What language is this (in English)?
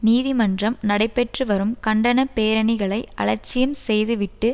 Tamil